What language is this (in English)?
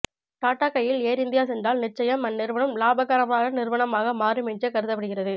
Tamil